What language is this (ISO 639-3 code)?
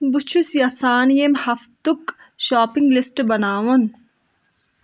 kas